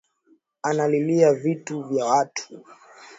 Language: Swahili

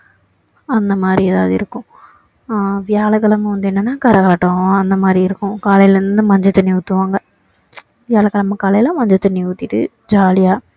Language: Tamil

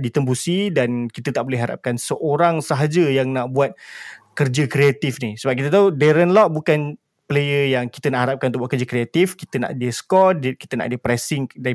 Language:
Malay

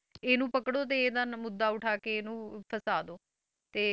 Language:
Punjabi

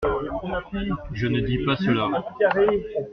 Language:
French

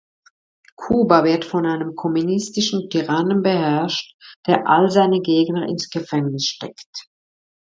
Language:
German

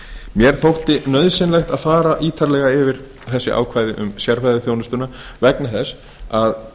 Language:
Icelandic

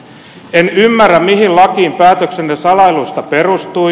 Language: Finnish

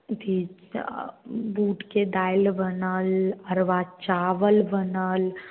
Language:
Maithili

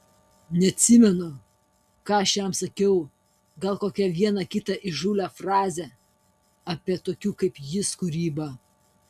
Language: Lithuanian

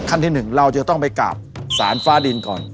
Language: Thai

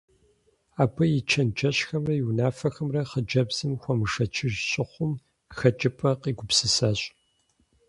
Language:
Kabardian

